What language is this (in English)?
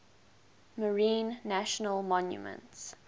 English